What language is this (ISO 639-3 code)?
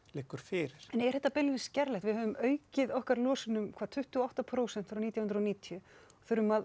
isl